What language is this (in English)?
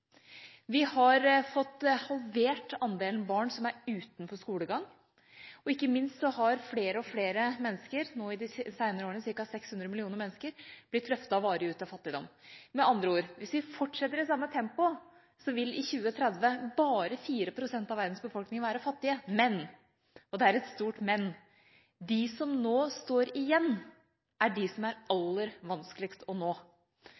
Norwegian Bokmål